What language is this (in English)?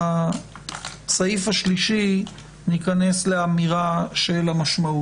Hebrew